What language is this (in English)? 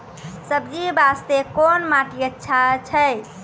Maithili